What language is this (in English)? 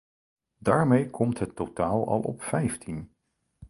Dutch